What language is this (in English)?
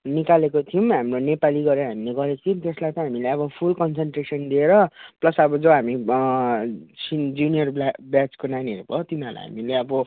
Nepali